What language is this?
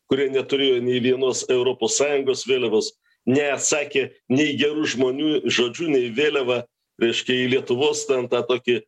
Lithuanian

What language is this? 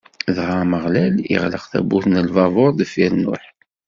Kabyle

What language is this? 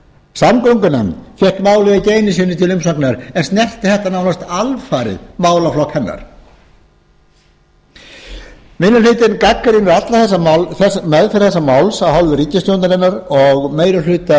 Icelandic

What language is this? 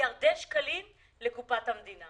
Hebrew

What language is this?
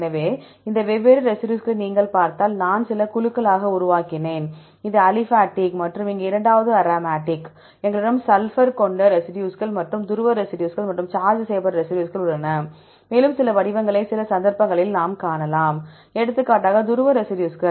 Tamil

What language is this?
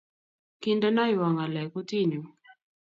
Kalenjin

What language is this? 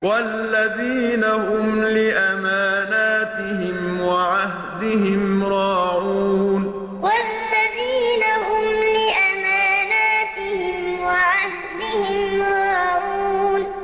Arabic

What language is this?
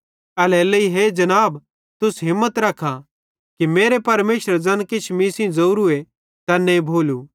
Bhadrawahi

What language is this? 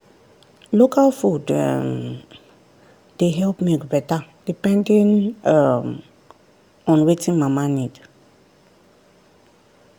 Nigerian Pidgin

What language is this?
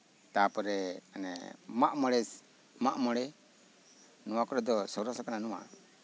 Santali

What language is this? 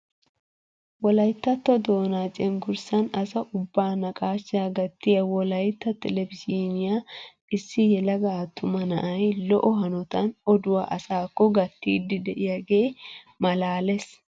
Wolaytta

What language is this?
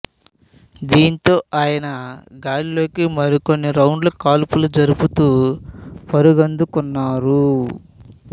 Telugu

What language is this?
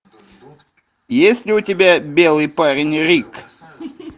Russian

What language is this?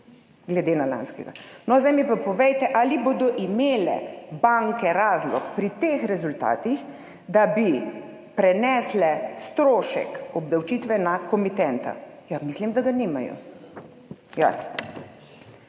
Slovenian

